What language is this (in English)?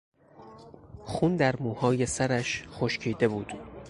Persian